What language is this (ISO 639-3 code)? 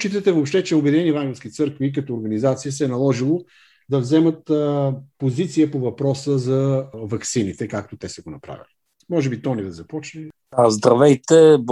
bul